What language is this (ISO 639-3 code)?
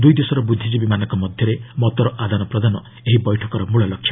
ori